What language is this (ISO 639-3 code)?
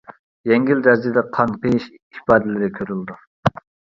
uig